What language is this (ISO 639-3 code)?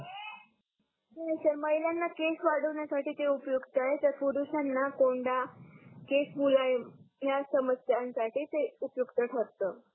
mar